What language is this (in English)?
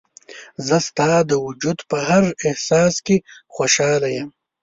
Pashto